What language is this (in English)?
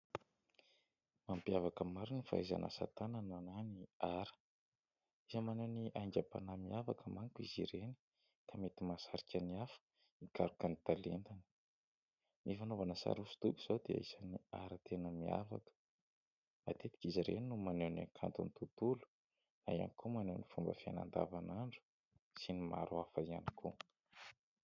Malagasy